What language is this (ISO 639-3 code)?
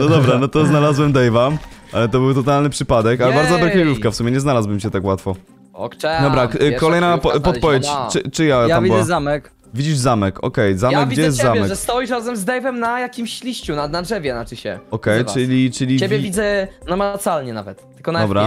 pol